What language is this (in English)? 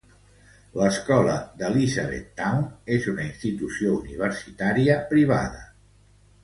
Catalan